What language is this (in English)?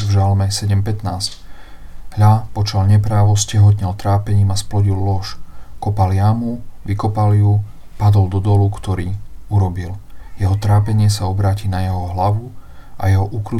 Slovak